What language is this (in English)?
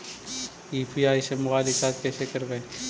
Magahi